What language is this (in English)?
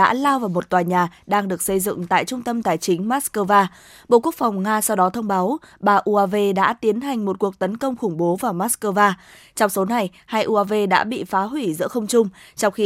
Vietnamese